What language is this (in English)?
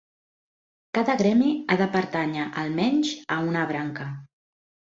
Catalan